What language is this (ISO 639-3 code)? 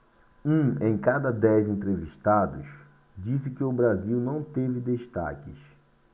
por